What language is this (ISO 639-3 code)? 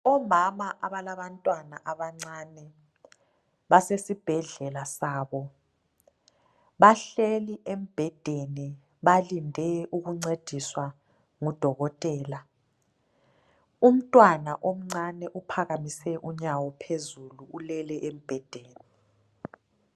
nde